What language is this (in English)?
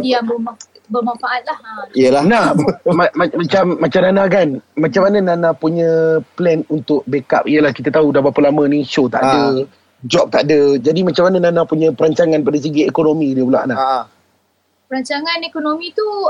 Malay